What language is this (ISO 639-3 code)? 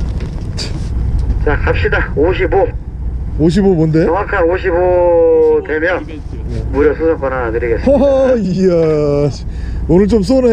kor